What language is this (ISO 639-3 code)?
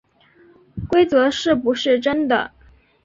zho